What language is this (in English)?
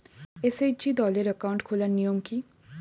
Bangla